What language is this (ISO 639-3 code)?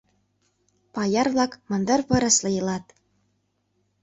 chm